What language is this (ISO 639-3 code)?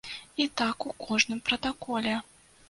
bel